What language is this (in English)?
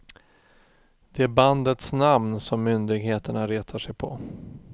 Swedish